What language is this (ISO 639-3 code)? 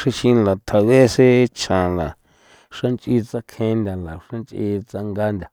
pow